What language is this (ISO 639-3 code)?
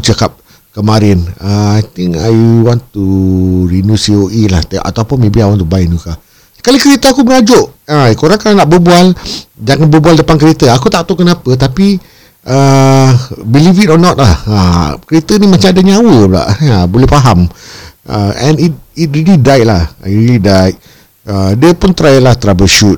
msa